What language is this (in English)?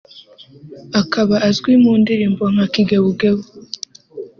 Kinyarwanda